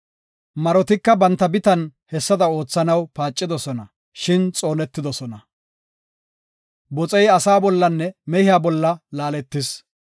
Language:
Gofa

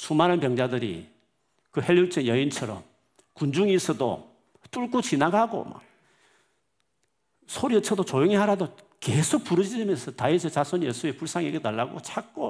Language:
Korean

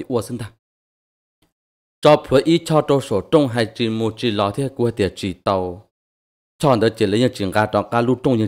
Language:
Thai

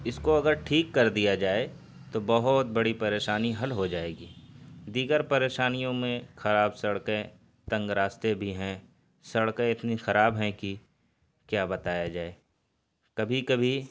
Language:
Urdu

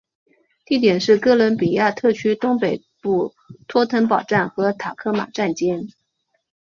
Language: Chinese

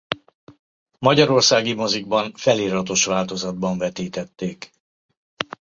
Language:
Hungarian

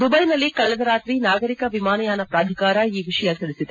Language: Kannada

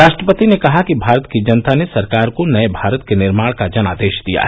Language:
Hindi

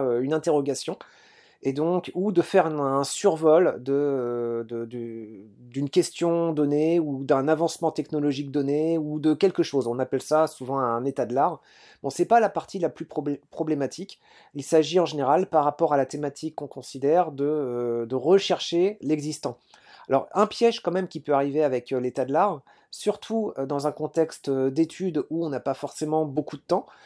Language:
French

